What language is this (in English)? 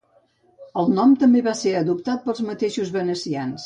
Catalan